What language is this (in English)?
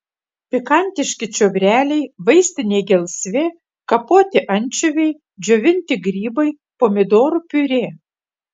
Lithuanian